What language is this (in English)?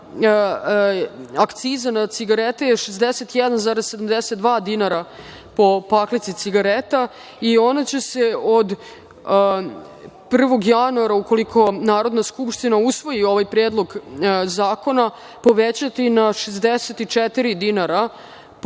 Serbian